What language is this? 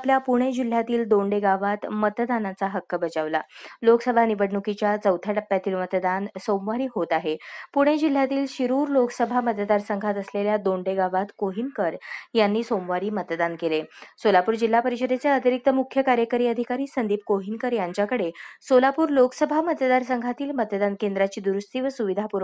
Marathi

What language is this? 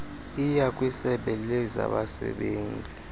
Xhosa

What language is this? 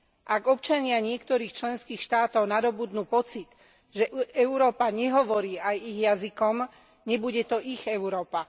Slovak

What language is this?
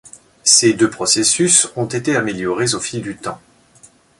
French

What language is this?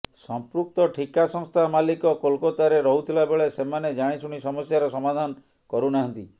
Odia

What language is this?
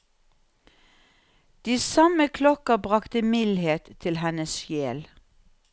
Norwegian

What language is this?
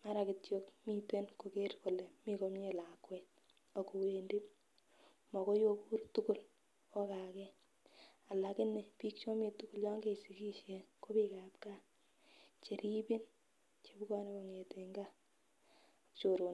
Kalenjin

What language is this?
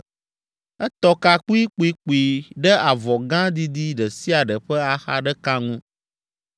Ewe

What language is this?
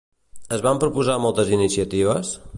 Catalan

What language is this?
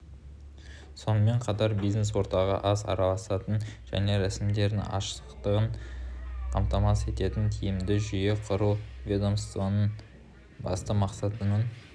Kazakh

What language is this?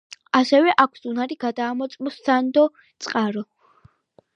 Georgian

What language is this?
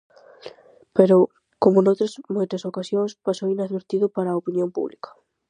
Galician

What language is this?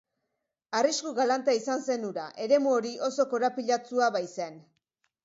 Basque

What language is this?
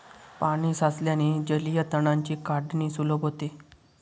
Marathi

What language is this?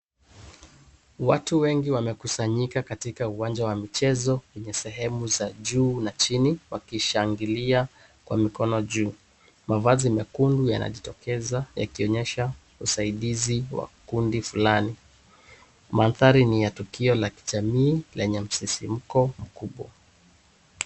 Swahili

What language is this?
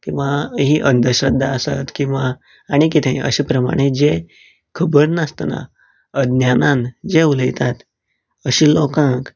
Konkani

